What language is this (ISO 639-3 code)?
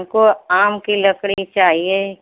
hin